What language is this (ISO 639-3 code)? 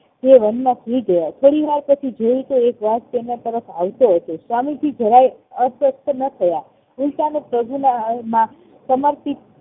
guj